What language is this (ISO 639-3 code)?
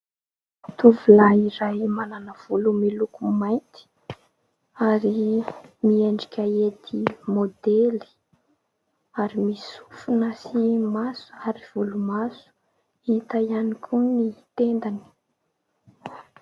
mlg